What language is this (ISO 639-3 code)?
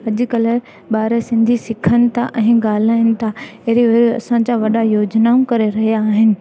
snd